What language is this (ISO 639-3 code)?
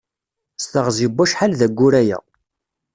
kab